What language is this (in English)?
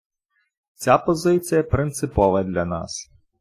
Ukrainian